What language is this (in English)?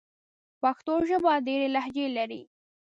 Pashto